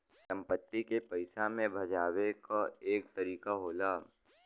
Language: Bhojpuri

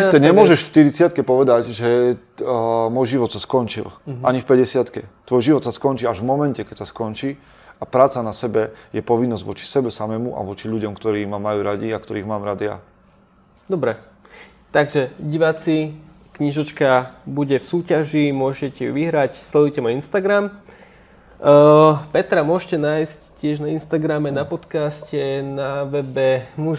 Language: Slovak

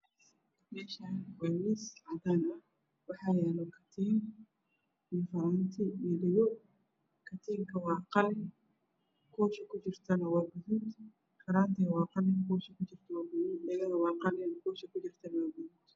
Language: Somali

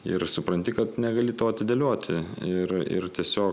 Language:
Lithuanian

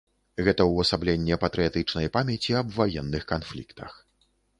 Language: Belarusian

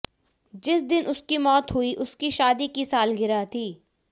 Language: Hindi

